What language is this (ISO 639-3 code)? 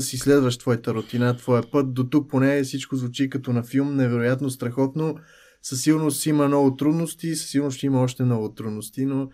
bul